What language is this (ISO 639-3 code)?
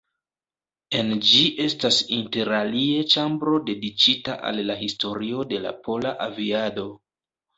epo